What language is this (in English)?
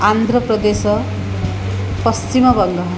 Sanskrit